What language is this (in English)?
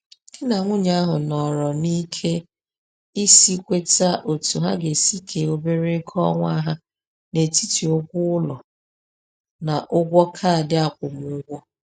Igbo